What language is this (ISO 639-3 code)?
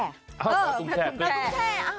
tha